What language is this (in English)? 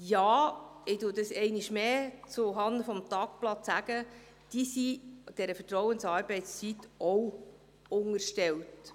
Swiss German